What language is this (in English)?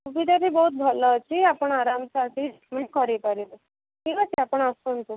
Odia